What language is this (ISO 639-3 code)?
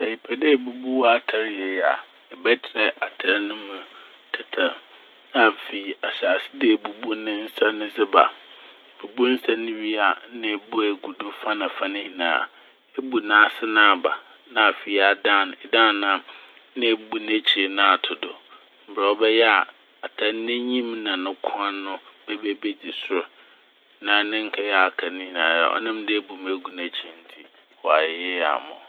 aka